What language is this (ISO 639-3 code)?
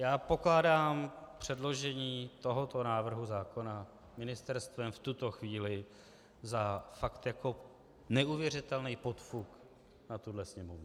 ces